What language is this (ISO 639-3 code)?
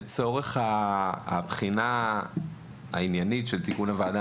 heb